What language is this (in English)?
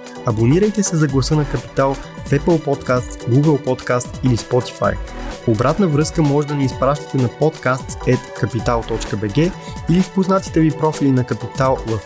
Bulgarian